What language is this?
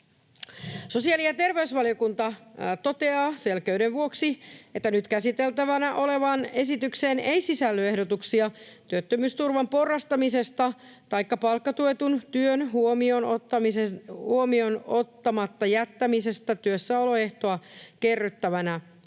Finnish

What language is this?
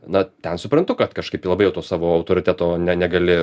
Lithuanian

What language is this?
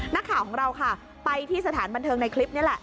Thai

